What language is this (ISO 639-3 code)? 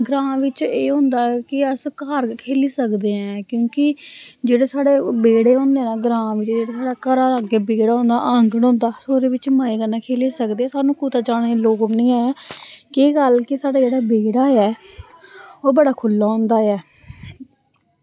doi